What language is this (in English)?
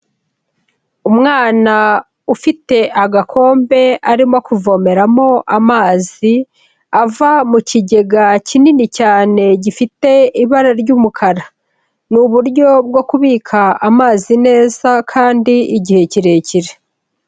Kinyarwanda